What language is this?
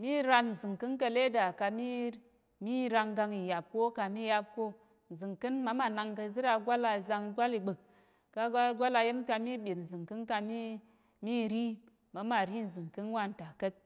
Tarok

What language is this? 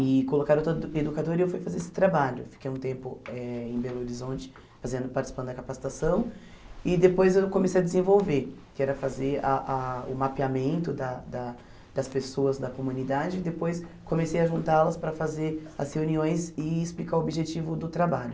Portuguese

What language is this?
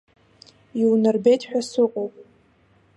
Abkhazian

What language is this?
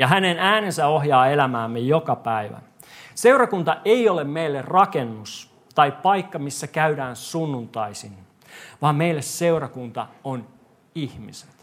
Finnish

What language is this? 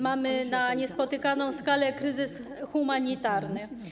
Polish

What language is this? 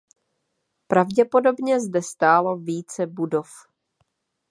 Czech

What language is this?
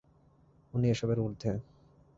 Bangla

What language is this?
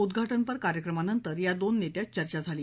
Marathi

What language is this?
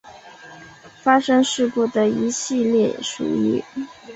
Chinese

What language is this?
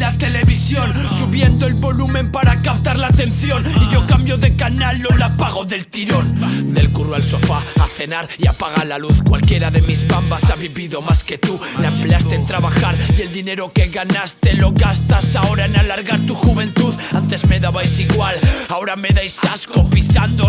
Spanish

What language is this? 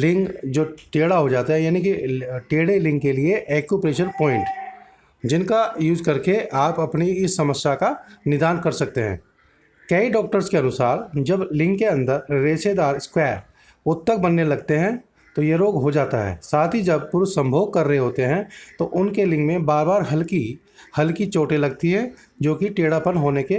Hindi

